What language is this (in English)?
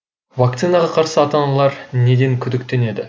Kazakh